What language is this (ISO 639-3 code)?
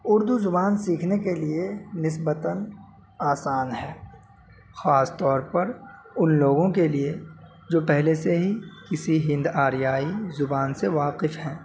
urd